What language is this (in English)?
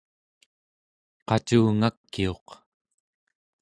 Central Yupik